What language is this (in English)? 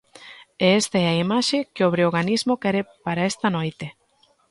Galician